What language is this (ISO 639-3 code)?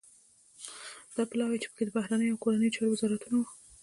pus